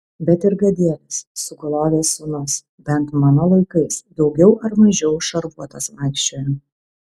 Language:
Lithuanian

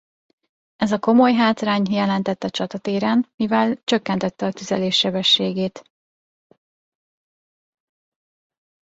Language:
Hungarian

